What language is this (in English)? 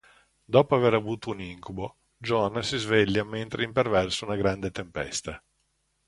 Italian